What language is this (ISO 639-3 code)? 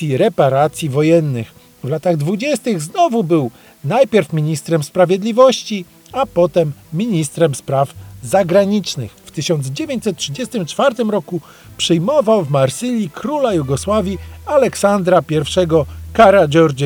pol